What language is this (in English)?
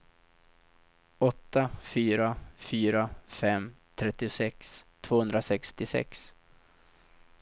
Swedish